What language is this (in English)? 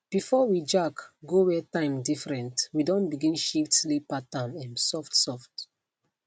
Nigerian Pidgin